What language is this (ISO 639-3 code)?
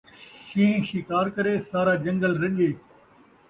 skr